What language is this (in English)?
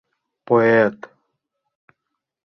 Mari